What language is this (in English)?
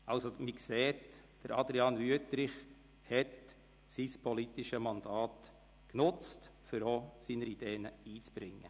Swiss German